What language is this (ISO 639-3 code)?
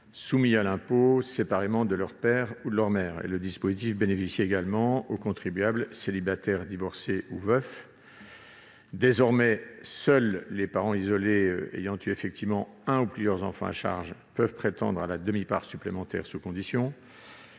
fra